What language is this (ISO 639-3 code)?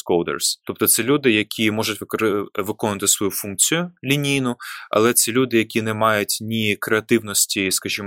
ukr